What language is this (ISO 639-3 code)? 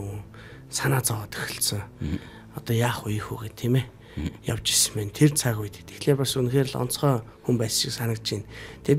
tur